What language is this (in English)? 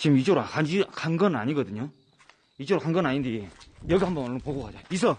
Korean